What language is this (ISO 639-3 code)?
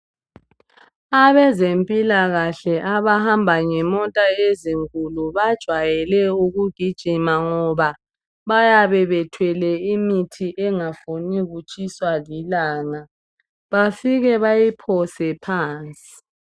nde